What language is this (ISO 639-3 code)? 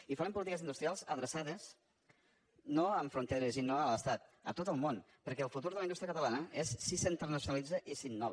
cat